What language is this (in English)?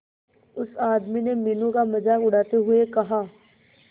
Hindi